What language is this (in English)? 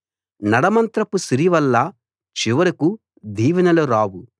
Telugu